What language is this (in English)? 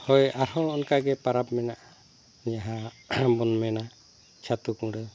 Santali